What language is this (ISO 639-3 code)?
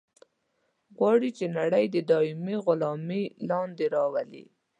pus